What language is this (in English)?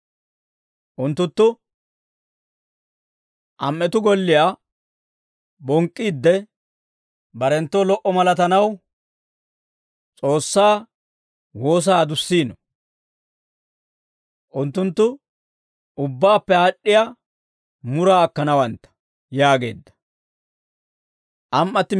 Dawro